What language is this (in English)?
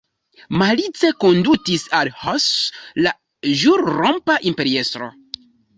Esperanto